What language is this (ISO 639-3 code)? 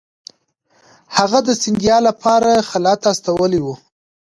pus